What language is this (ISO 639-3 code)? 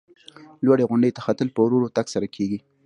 pus